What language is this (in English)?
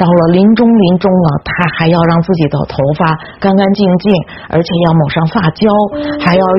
Chinese